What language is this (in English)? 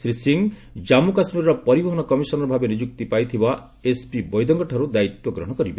Odia